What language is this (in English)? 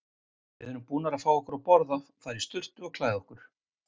Icelandic